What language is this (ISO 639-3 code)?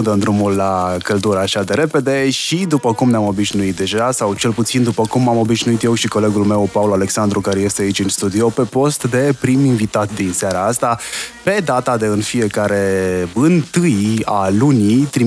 ron